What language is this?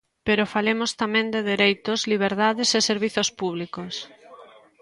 Galician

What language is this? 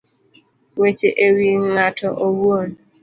Luo (Kenya and Tanzania)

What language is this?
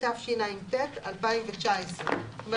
Hebrew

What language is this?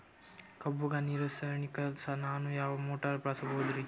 Kannada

